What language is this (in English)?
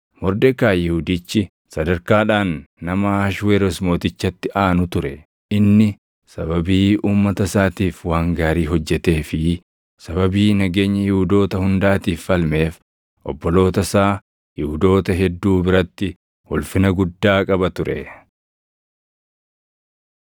Oromo